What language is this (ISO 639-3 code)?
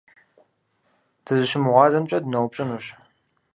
kbd